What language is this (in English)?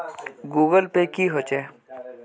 Magahi